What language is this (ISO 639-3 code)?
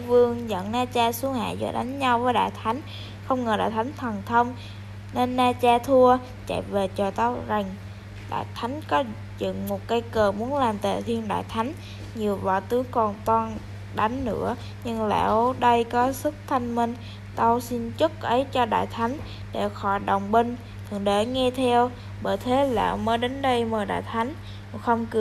vie